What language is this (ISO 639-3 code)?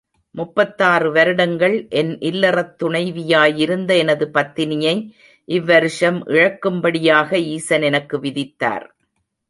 tam